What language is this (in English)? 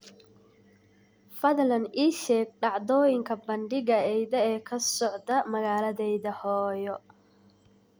Somali